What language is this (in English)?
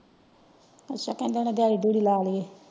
Punjabi